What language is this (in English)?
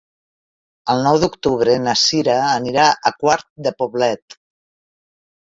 Catalan